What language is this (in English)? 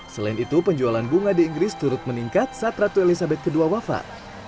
Indonesian